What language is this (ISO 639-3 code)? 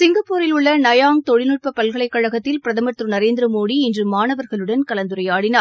tam